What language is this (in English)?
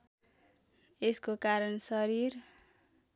Nepali